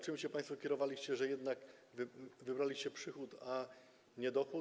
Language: Polish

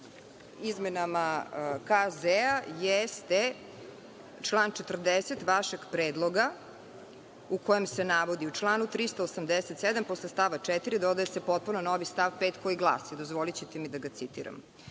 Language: Serbian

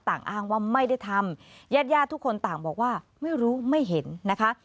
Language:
Thai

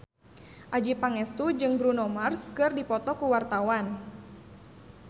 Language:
Sundanese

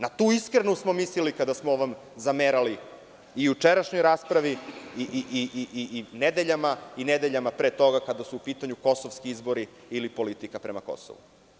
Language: Serbian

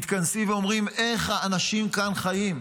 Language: Hebrew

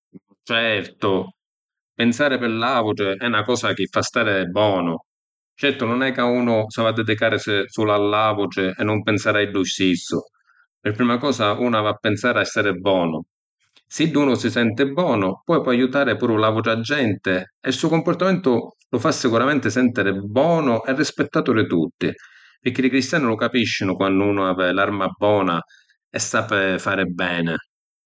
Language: Sicilian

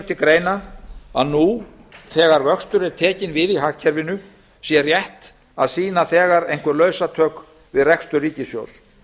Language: Icelandic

